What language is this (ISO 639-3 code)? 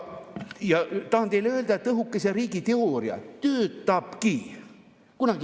est